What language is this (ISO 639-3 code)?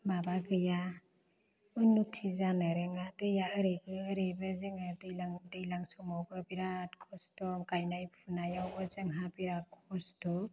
brx